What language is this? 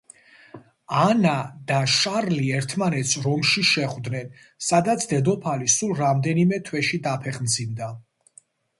Georgian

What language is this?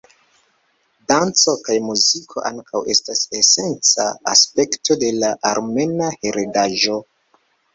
Esperanto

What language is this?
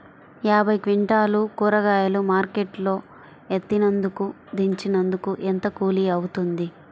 Telugu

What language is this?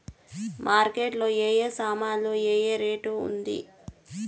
Telugu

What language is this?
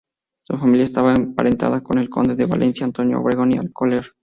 Spanish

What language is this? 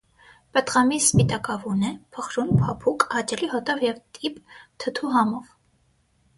Armenian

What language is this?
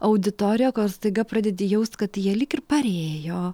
Lithuanian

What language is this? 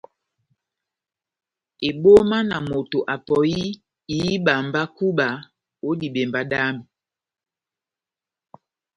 Batanga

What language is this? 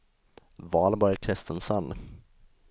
Swedish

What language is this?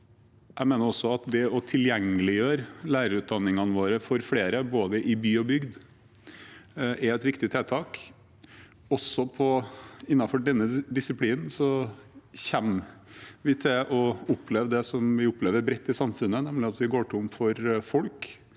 Norwegian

